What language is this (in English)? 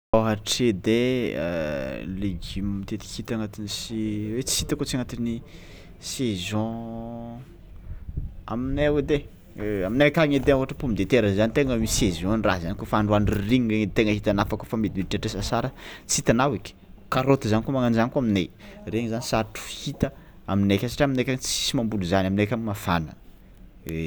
Tsimihety Malagasy